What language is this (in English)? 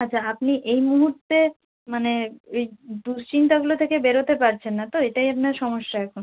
Bangla